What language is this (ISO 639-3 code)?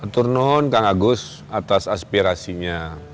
ind